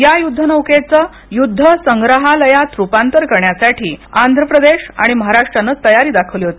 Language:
Marathi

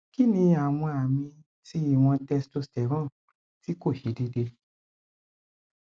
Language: Yoruba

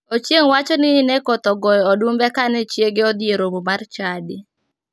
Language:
Luo (Kenya and Tanzania)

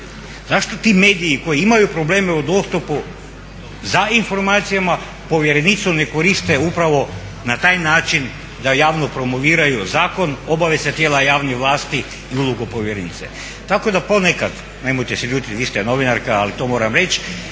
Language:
Croatian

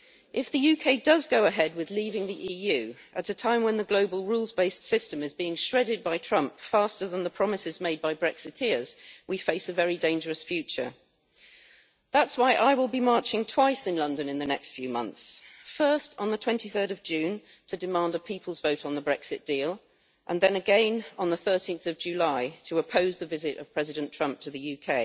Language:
English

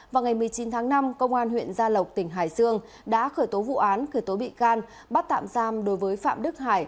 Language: Vietnamese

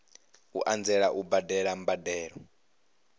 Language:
Venda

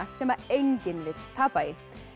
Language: Icelandic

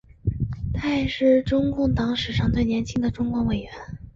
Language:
Chinese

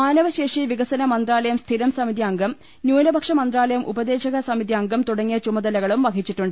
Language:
Malayalam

